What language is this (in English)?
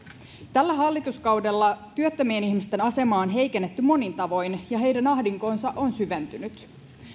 Finnish